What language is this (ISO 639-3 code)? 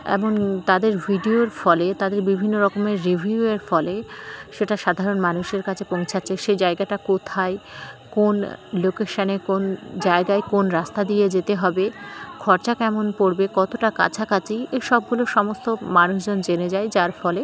ben